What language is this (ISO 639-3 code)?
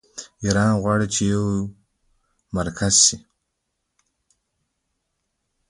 pus